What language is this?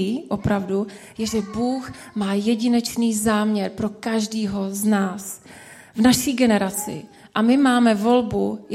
Czech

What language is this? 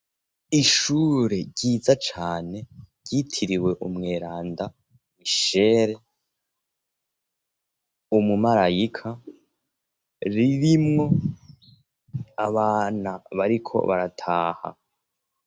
Rundi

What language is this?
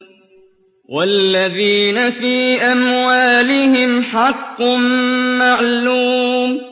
Arabic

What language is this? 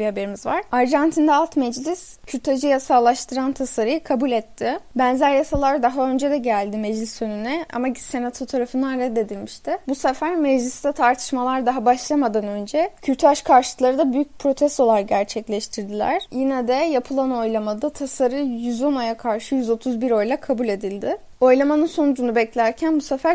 Turkish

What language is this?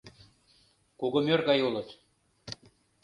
Mari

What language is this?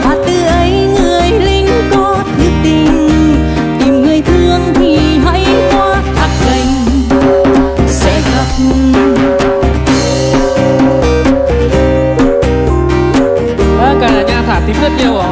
Vietnamese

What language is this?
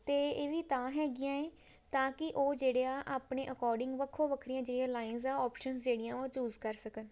Punjabi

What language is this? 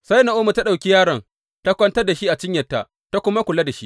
Hausa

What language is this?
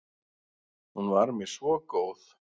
Icelandic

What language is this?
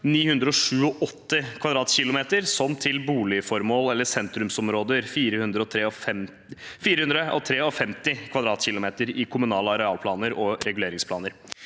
Norwegian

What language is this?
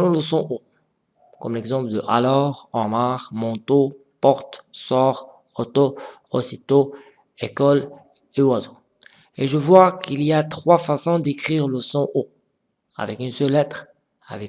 French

